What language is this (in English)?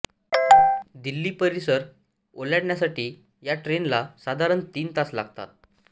Marathi